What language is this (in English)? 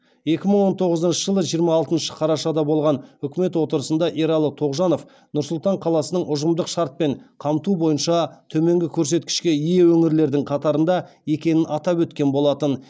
Kazakh